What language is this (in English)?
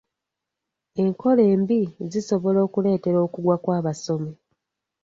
Ganda